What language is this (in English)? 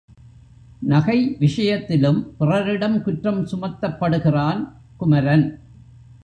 Tamil